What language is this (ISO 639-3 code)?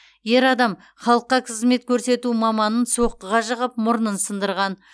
kaz